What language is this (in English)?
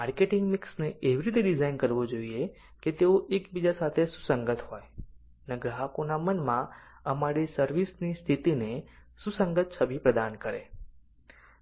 Gujarati